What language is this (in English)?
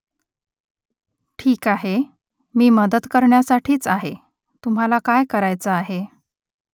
Marathi